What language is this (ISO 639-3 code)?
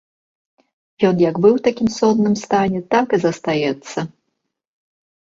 bel